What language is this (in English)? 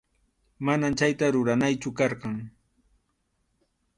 Arequipa-La Unión Quechua